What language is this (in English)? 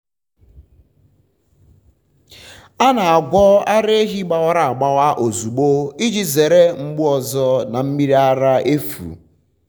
Igbo